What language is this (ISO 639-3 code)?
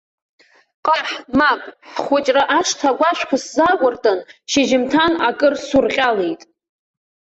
abk